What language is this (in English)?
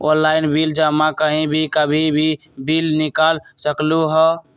Magahi